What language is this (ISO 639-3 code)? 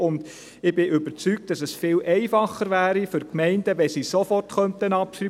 gsw